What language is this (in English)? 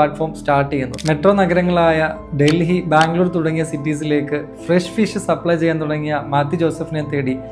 Malayalam